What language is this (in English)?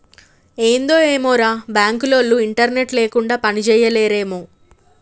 Telugu